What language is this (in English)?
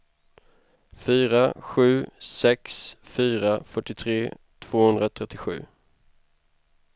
Swedish